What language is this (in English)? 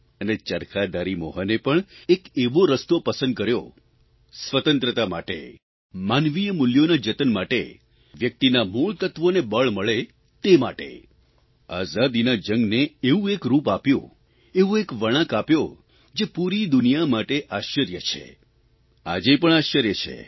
Gujarati